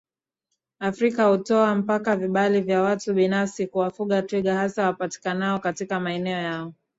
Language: Swahili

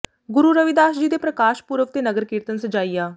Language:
Punjabi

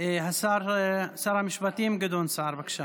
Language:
Hebrew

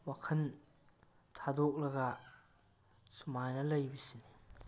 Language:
Manipuri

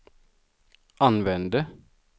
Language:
Swedish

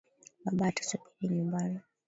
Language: Swahili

